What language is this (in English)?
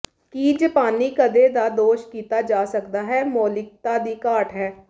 Punjabi